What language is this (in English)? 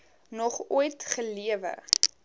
Afrikaans